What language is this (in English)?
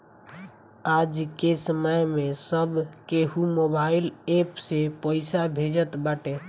Bhojpuri